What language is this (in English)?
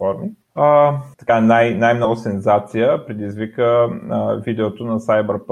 Bulgarian